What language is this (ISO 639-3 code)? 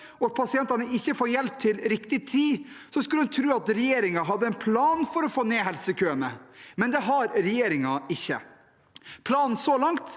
nor